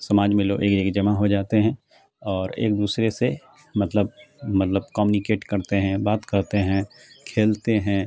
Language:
Urdu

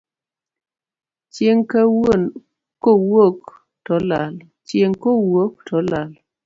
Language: Luo (Kenya and Tanzania)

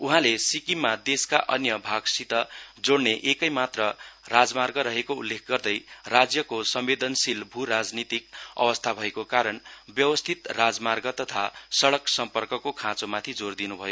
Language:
Nepali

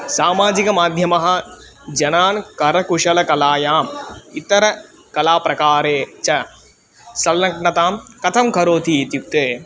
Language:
Sanskrit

